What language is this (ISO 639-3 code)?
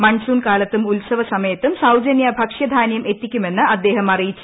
mal